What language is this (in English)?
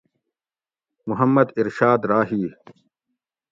Gawri